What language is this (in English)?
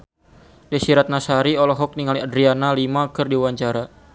Sundanese